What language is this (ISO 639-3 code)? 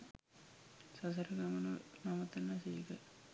sin